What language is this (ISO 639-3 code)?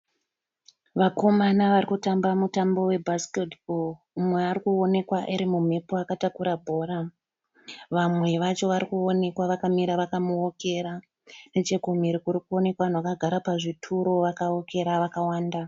sna